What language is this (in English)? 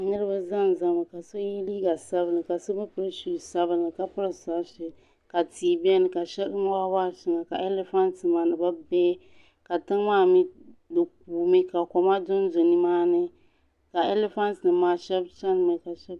Dagbani